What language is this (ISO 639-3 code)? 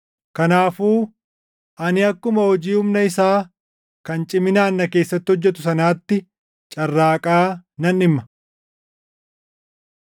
orm